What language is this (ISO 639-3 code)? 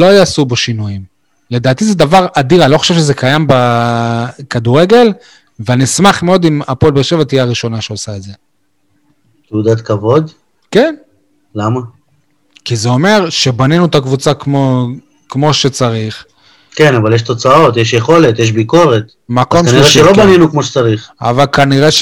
heb